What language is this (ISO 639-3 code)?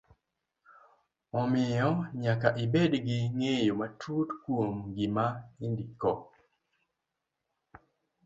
luo